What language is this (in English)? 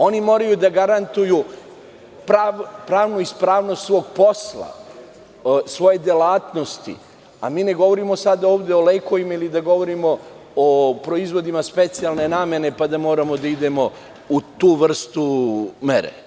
Serbian